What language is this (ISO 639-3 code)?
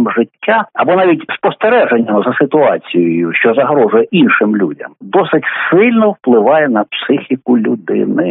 ukr